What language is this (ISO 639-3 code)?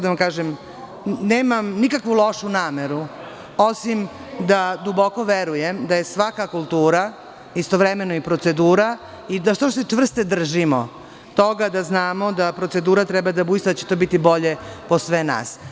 srp